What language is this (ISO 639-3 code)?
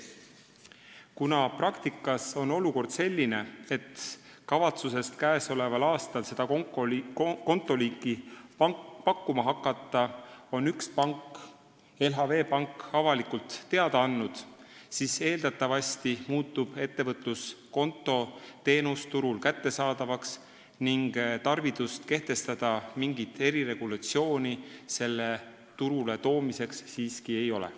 est